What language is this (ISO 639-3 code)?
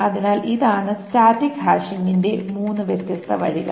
mal